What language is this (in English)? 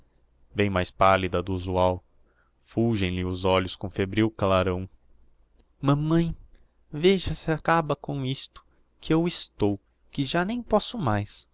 Portuguese